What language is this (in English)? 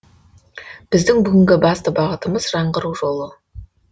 Kazakh